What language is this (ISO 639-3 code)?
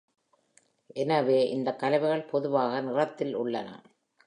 tam